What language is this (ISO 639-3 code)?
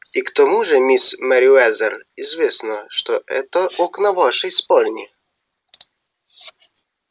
rus